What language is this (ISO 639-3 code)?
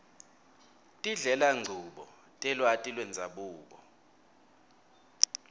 ssw